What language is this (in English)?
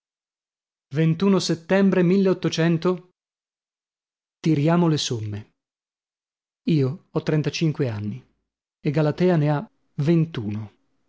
Italian